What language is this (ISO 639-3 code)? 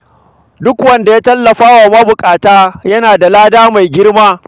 hau